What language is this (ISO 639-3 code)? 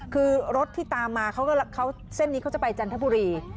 tha